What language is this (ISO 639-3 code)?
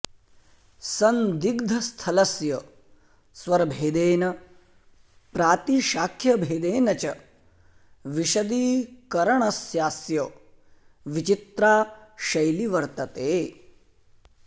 san